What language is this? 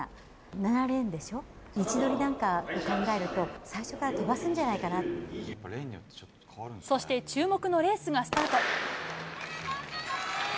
Japanese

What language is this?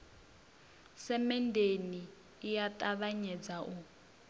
Venda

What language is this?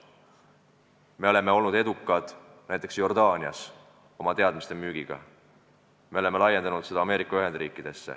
Estonian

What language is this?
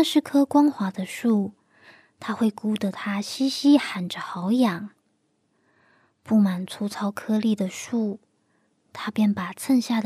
Chinese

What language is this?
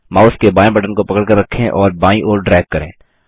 Hindi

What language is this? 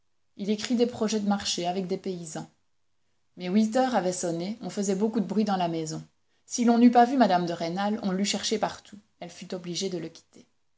French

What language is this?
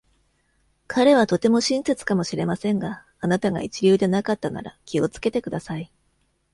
Japanese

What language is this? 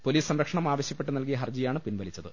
Malayalam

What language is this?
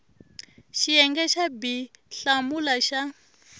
Tsonga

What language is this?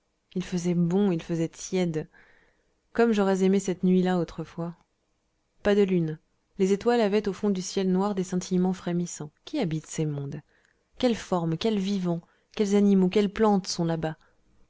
French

